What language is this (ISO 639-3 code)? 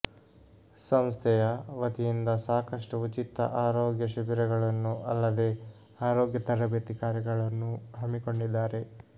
kan